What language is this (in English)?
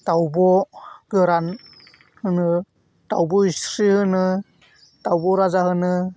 Bodo